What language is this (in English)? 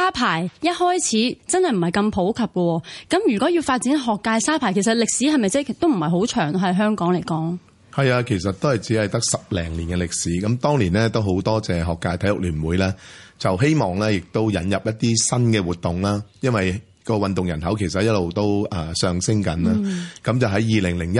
Chinese